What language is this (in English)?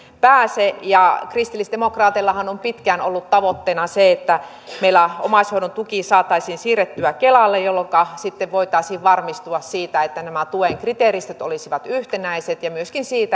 Finnish